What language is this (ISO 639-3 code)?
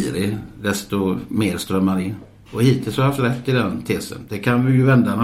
swe